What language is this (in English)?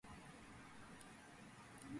Georgian